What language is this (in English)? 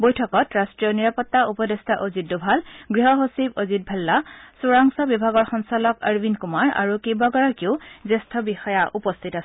Assamese